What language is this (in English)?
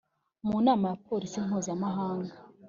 Kinyarwanda